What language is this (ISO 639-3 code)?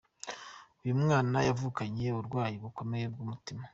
kin